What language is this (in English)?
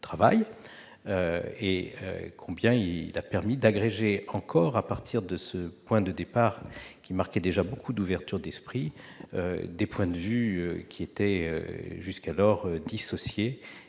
French